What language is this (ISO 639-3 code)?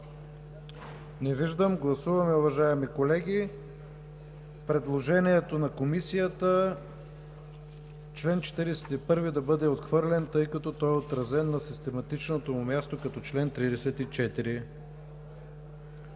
bul